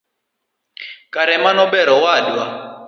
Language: Luo (Kenya and Tanzania)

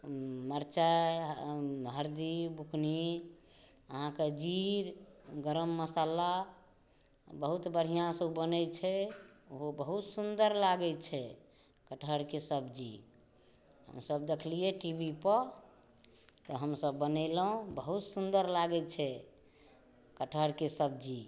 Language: Maithili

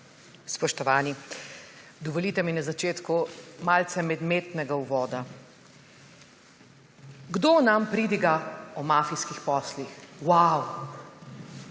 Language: Slovenian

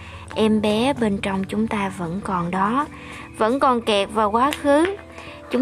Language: Vietnamese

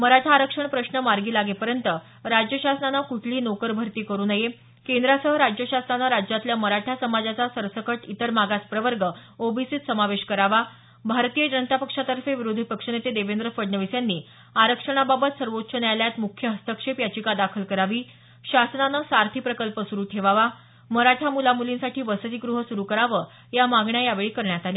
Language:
Marathi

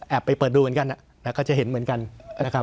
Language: Thai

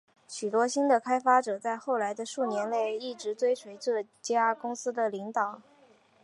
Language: Chinese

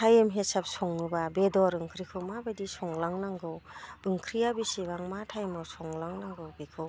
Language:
Bodo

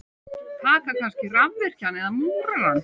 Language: Icelandic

